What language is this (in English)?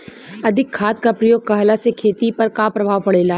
Bhojpuri